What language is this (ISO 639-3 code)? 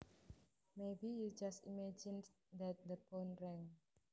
jav